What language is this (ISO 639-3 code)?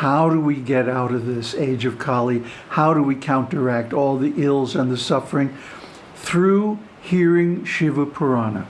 eng